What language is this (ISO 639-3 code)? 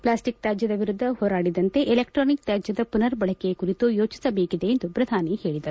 kan